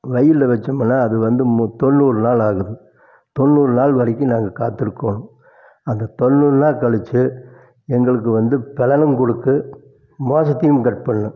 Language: Tamil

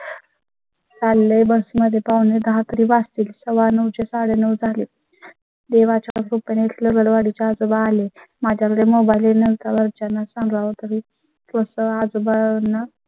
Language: Marathi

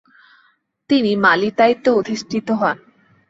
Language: Bangla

